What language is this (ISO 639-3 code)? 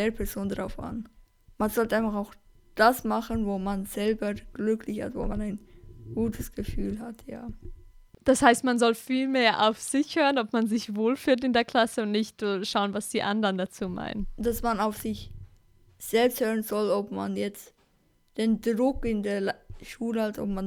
deu